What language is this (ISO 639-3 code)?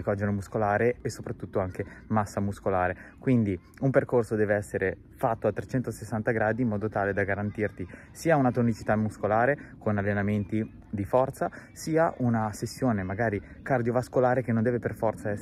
ita